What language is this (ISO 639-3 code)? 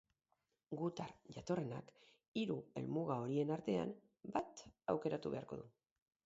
eus